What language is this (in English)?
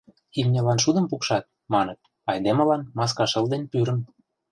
Mari